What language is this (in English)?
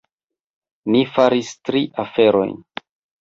Esperanto